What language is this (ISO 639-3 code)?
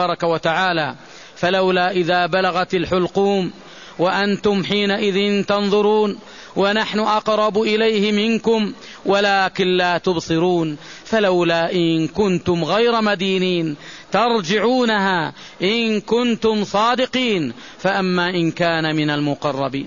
ara